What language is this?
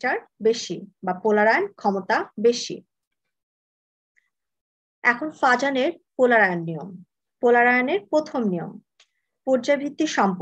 Hindi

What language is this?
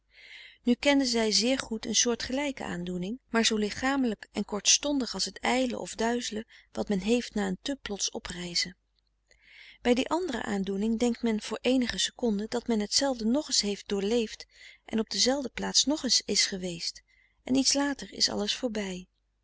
Dutch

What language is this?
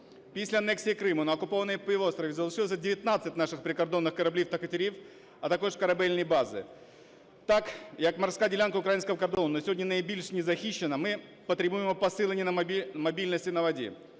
Ukrainian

